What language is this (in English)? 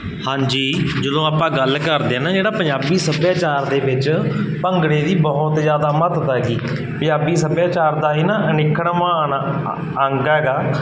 Punjabi